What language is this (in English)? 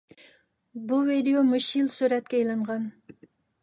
Uyghur